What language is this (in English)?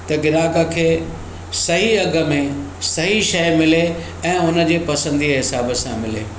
Sindhi